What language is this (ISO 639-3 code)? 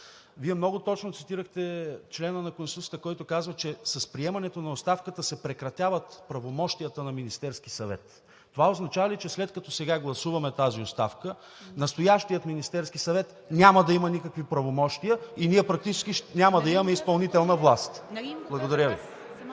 bul